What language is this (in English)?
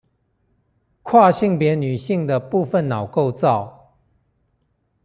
Chinese